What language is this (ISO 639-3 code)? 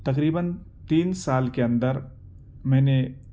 urd